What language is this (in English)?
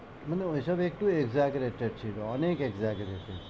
Bangla